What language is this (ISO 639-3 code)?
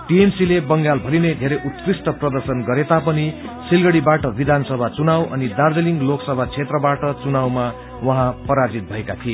nep